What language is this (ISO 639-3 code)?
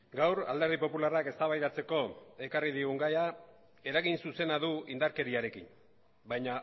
eus